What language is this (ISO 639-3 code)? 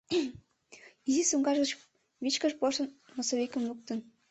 chm